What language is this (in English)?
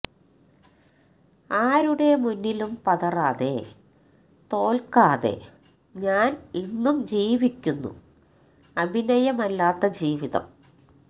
Malayalam